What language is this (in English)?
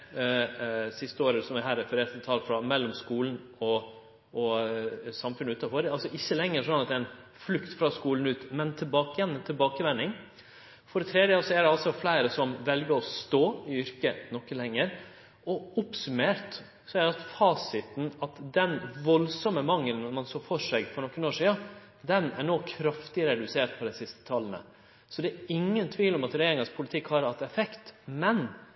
Norwegian Nynorsk